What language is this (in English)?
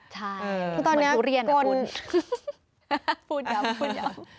Thai